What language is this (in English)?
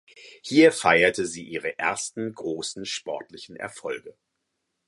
German